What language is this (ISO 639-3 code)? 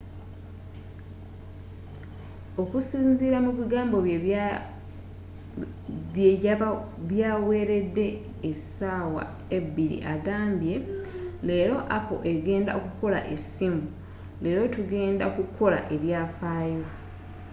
lug